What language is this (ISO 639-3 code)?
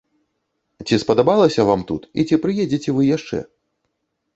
bel